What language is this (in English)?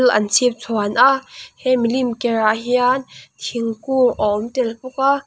Mizo